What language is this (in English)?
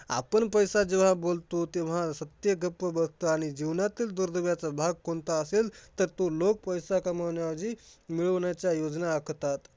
Marathi